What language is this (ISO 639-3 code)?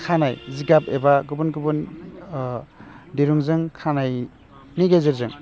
brx